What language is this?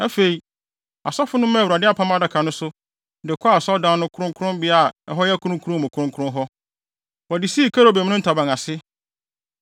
Akan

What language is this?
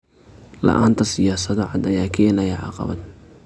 Somali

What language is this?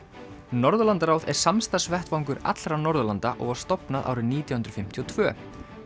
Icelandic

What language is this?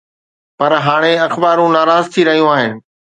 Sindhi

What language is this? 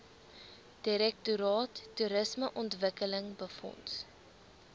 Afrikaans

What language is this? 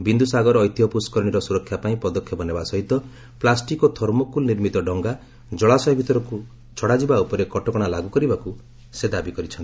Odia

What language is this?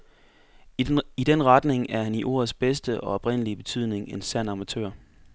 Danish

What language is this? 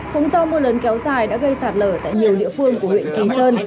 Vietnamese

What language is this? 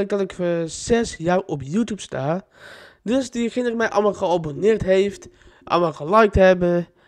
Dutch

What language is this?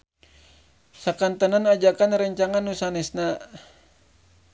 Sundanese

